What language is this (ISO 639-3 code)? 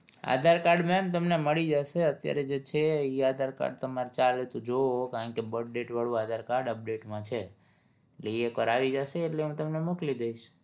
guj